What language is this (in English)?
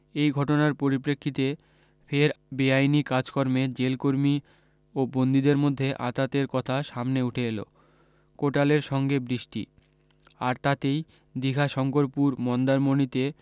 Bangla